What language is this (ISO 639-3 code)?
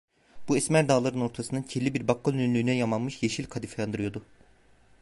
tur